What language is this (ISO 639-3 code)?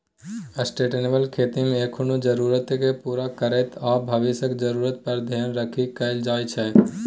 mai